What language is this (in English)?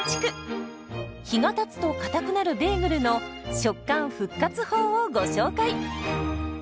Japanese